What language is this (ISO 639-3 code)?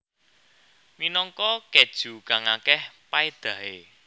jav